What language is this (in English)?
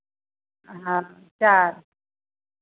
Maithili